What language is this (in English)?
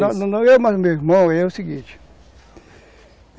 Portuguese